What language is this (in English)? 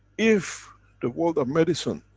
English